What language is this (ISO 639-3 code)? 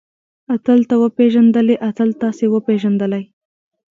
pus